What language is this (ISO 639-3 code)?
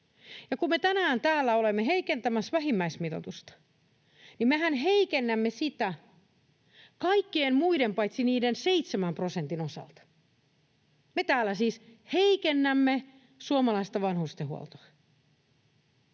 fin